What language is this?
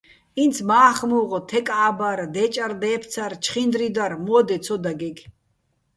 Bats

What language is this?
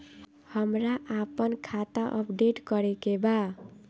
Bhojpuri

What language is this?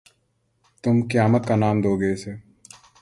Urdu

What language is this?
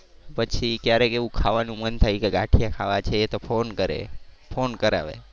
Gujarati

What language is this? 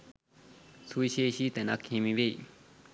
Sinhala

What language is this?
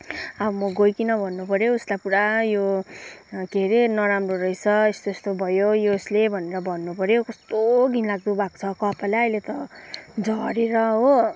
Nepali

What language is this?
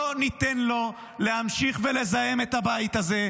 Hebrew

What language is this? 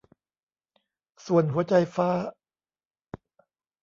Thai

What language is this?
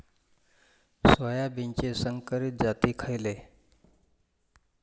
Marathi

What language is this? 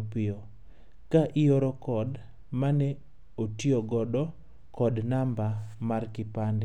Luo (Kenya and Tanzania)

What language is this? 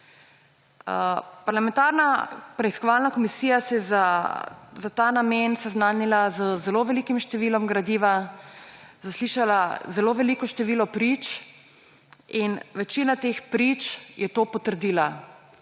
Slovenian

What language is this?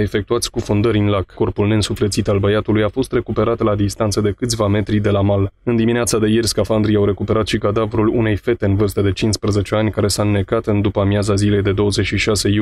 Romanian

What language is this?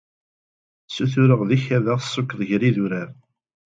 Kabyle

